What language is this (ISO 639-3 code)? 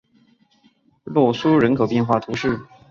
zho